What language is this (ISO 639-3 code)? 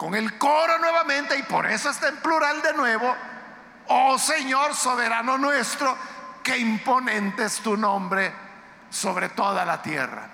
spa